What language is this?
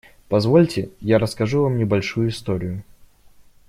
Russian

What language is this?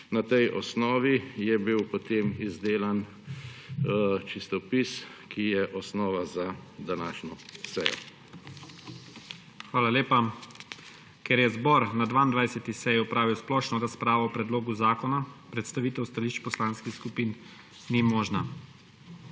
Slovenian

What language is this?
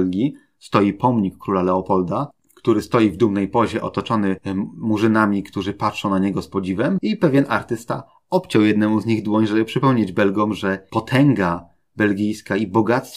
Polish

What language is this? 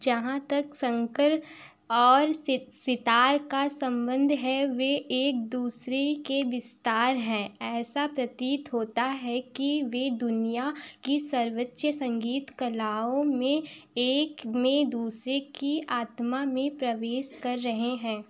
Hindi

